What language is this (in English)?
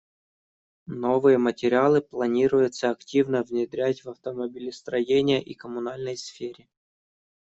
Russian